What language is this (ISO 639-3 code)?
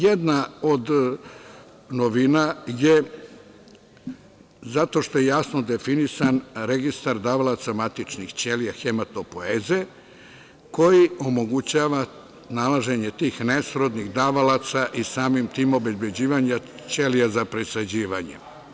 srp